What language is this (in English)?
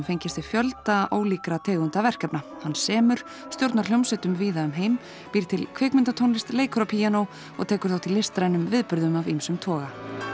Icelandic